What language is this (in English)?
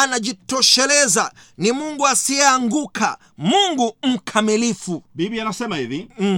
Swahili